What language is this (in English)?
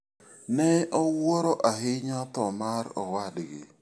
Luo (Kenya and Tanzania)